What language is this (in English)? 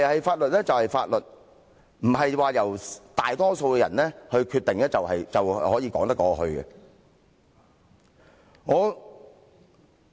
Cantonese